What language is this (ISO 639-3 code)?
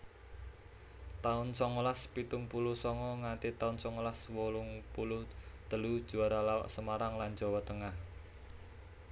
jav